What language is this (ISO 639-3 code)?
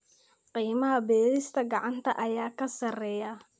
som